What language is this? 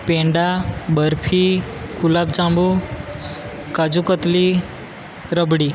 Gujarati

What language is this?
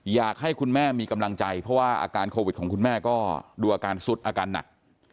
Thai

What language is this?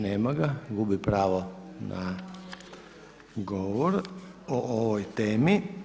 Croatian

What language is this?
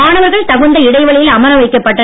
Tamil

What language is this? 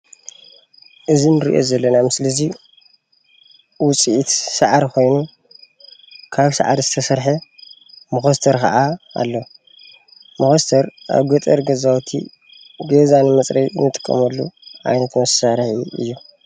Tigrinya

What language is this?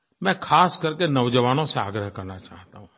Hindi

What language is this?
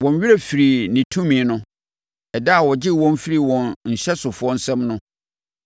Akan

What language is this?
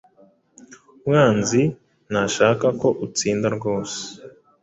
Kinyarwanda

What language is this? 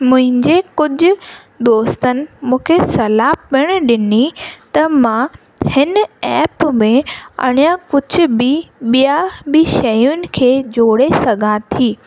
Sindhi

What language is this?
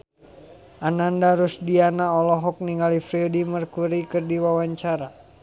Sundanese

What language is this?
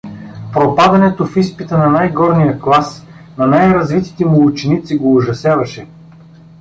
Bulgarian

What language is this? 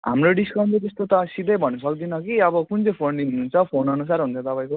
Nepali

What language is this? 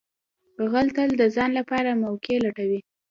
Pashto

